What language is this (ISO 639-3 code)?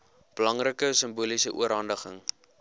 afr